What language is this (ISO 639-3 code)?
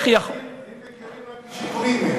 heb